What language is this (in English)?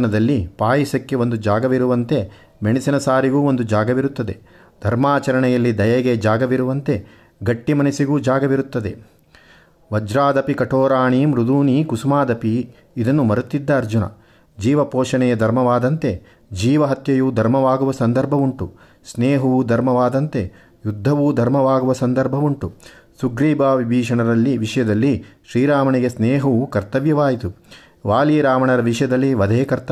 Kannada